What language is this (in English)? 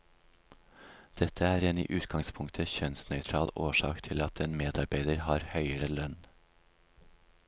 Norwegian